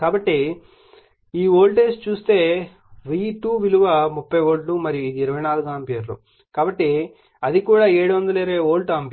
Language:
Telugu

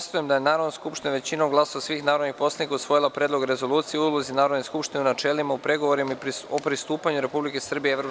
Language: Serbian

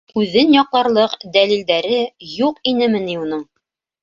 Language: Bashkir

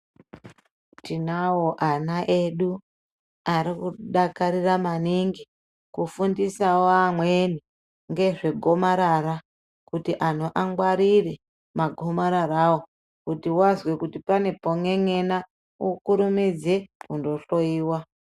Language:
Ndau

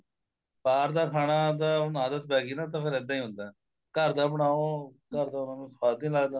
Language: Punjabi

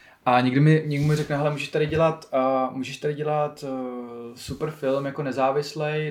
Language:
Czech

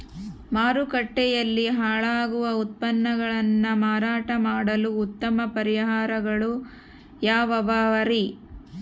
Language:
Kannada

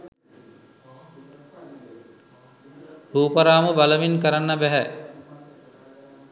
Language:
Sinhala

